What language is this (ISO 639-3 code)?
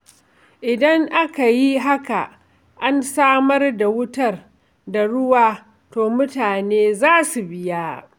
hau